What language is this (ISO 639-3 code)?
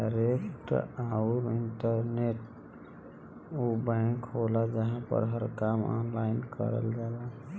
bho